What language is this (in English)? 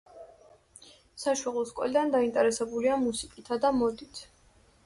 Georgian